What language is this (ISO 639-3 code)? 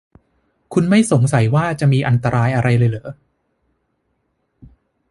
tha